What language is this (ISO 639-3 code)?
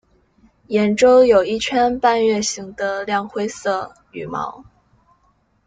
zho